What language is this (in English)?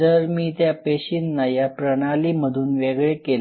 Marathi